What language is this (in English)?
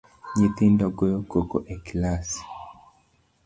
Luo (Kenya and Tanzania)